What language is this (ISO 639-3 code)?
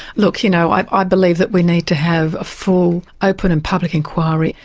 eng